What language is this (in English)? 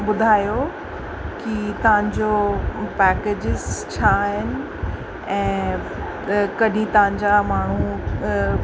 Sindhi